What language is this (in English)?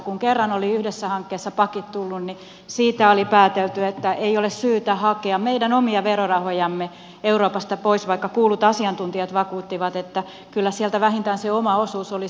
Finnish